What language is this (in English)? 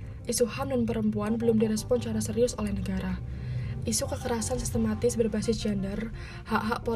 Indonesian